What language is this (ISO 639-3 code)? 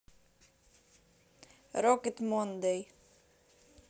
rus